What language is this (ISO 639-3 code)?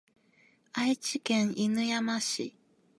jpn